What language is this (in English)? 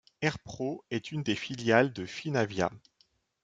French